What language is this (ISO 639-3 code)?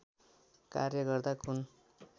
nep